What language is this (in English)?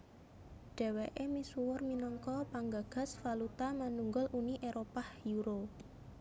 Javanese